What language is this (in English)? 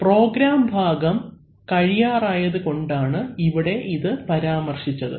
Malayalam